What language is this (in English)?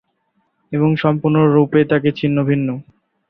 Bangla